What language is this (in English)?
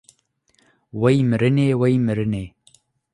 Kurdish